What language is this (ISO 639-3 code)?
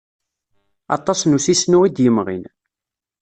kab